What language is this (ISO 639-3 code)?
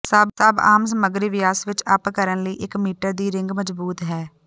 pan